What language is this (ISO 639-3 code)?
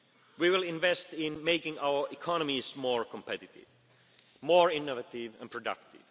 eng